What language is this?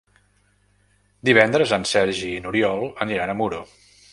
Catalan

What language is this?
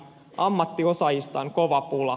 Finnish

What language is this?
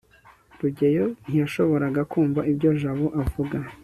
Kinyarwanda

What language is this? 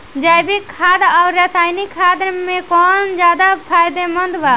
Bhojpuri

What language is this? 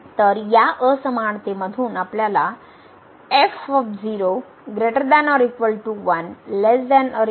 Marathi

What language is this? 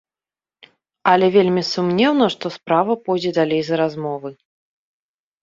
Belarusian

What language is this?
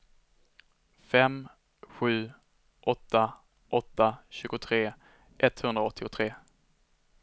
Swedish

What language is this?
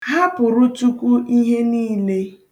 Igbo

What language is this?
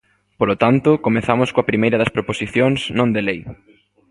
Galician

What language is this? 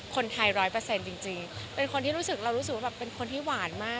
Thai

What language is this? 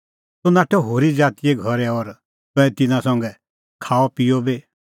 Kullu Pahari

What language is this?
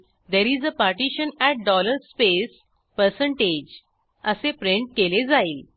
Marathi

